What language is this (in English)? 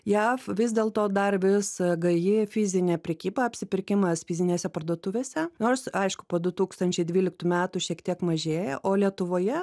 Lithuanian